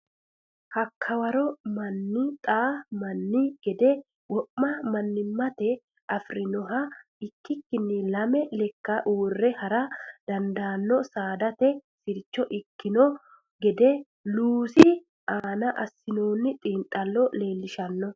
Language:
Sidamo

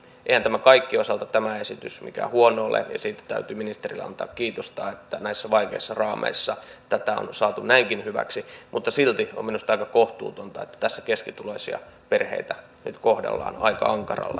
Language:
Finnish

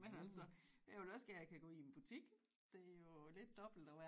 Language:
Danish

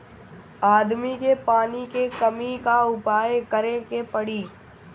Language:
Bhojpuri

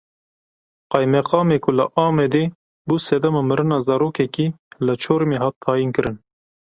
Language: Kurdish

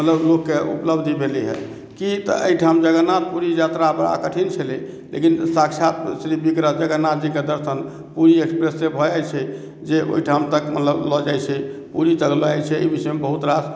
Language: Maithili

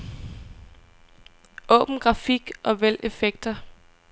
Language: Danish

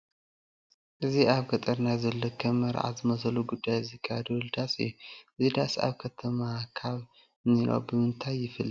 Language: Tigrinya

